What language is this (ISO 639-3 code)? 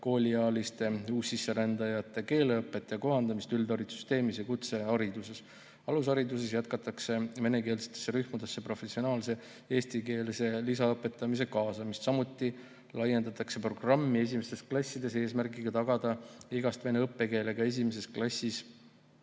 est